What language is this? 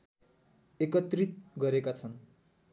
Nepali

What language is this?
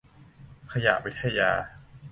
Thai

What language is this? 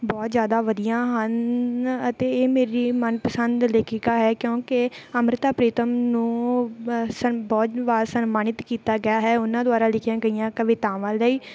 Punjabi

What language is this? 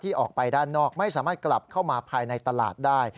Thai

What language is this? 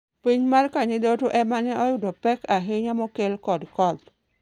Luo (Kenya and Tanzania)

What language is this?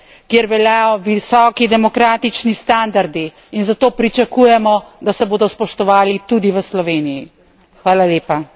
Slovenian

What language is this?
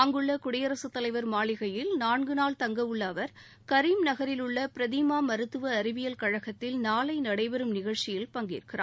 Tamil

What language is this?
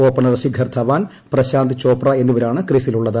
Malayalam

